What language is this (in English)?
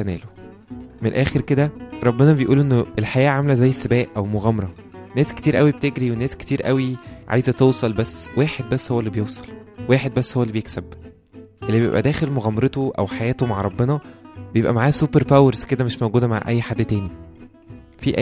Arabic